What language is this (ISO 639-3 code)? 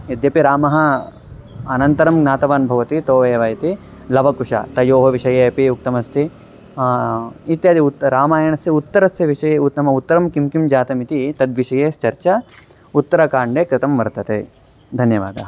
san